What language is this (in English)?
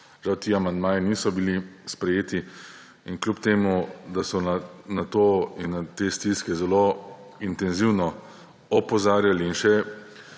Slovenian